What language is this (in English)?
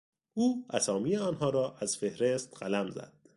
Persian